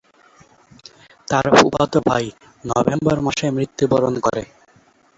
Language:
Bangla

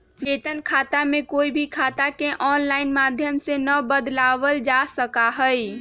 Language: Magahi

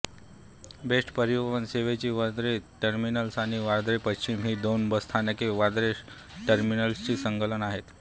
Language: Marathi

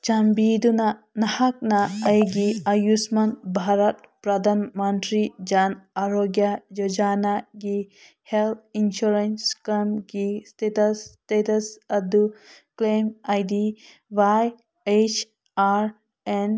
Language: Manipuri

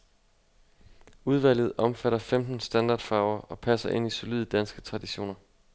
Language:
Danish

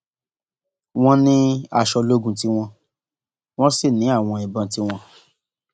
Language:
Yoruba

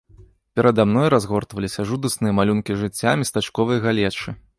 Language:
Belarusian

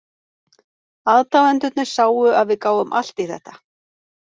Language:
Icelandic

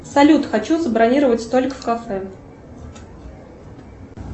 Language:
Russian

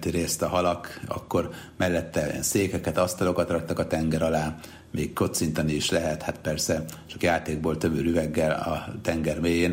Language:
Hungarian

